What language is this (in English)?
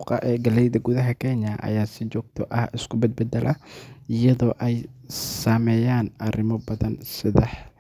Somali